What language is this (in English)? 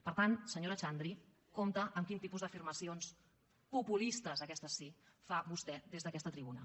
Catalan